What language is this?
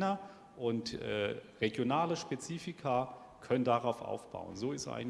German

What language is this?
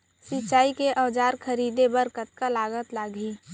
Chhattisgarhi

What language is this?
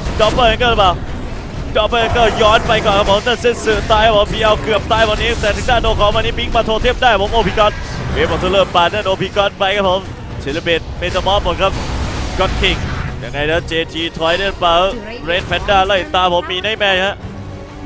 Thai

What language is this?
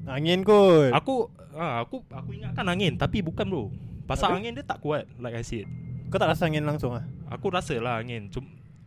Malay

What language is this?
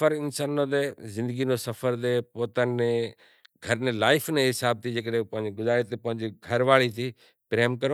Kachi Koli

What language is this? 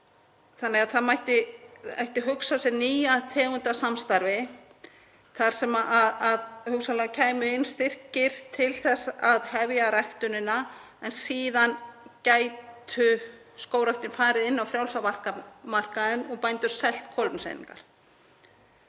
Icelandic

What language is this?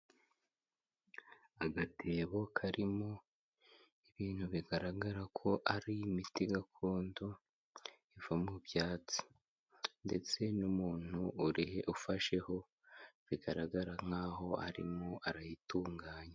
Kinyarwanda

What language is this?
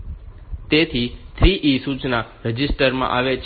Gujarati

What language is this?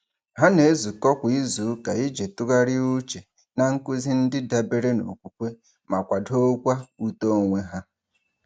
Igbo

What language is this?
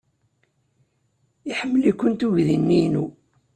Kabyle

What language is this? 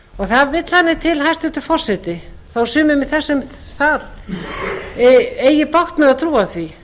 Icelandic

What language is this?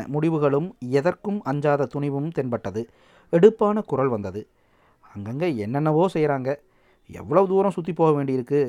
Tamil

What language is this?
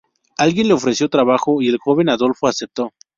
Spanish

